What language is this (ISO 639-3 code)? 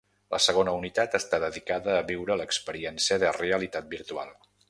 cat